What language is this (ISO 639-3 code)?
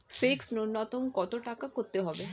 ben